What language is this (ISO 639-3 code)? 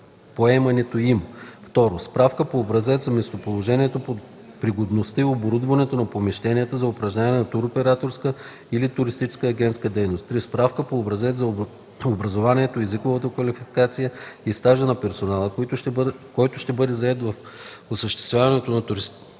bul